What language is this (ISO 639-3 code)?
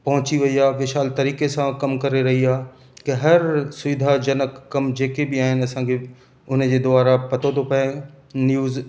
snd